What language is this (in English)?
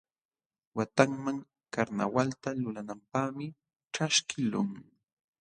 Jauja Wanca Quechua